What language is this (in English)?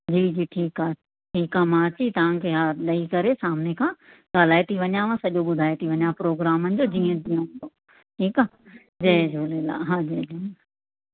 Sindhi